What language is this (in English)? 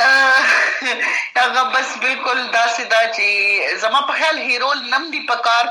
Urdu